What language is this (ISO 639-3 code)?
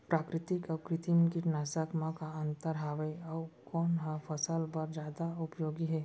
hne